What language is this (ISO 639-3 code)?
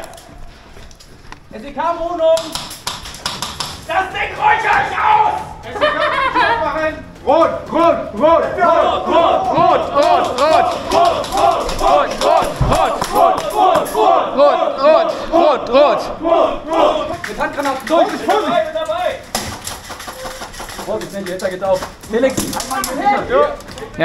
deu